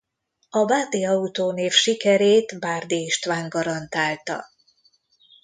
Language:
Hungarian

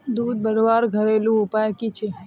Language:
Magahi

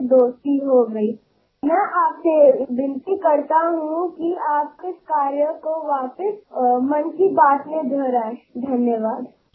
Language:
Marathi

